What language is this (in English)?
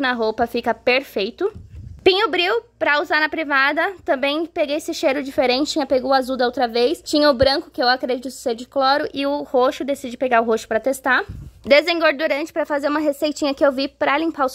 Portuguese